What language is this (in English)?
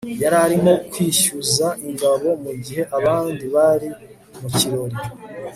Kinyarwanda